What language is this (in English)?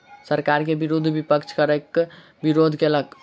Maithili